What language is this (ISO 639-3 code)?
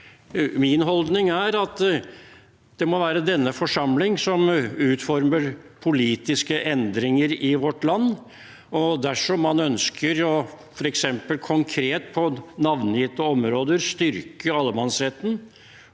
nor